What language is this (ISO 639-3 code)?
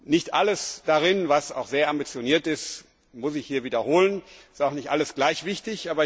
deu